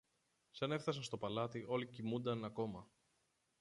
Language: Greek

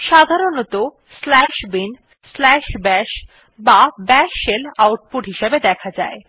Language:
Bangla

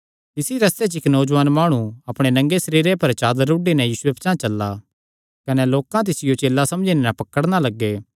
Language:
Kangri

